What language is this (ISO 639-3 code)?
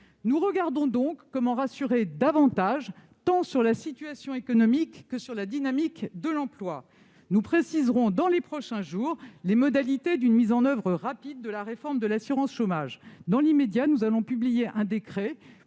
fra